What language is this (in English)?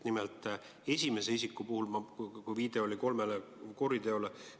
Estonian